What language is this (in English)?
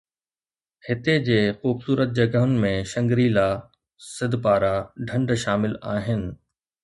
Sindhi